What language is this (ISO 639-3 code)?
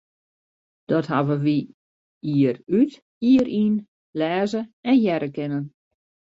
fry